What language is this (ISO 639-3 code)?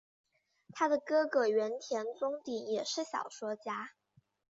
zho